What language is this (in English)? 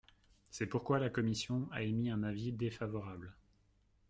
French